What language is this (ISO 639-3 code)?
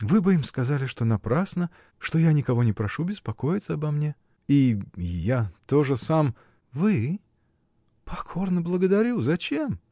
rus